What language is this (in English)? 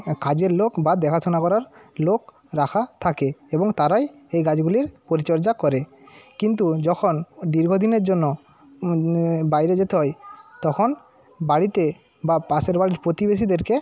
Bangla